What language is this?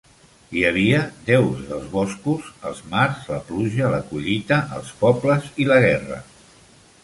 Catalan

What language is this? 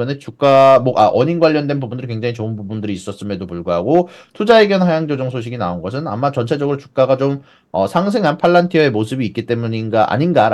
Korean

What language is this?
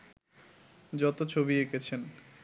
Bangla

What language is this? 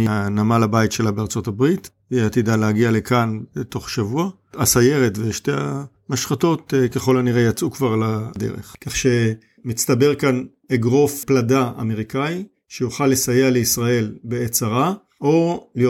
Hebrew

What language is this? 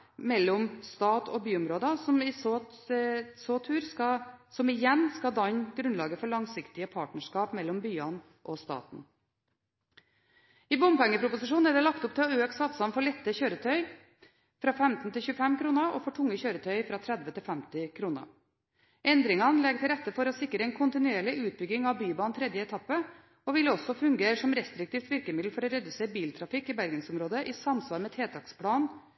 Norwegian Bokmål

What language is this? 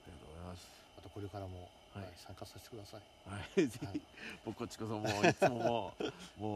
Japanese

